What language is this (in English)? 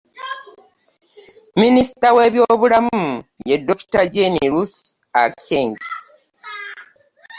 Ganda